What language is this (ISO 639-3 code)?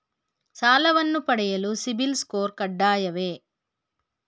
kan